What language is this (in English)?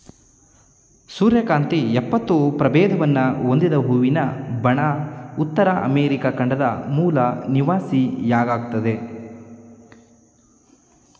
Kannada